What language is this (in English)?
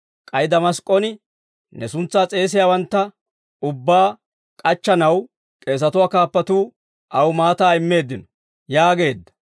Dawro